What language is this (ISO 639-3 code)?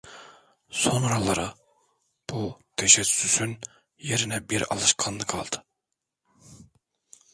tur